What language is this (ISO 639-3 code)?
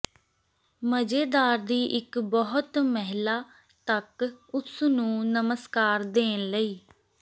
pan